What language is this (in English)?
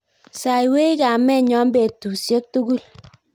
Kalenjin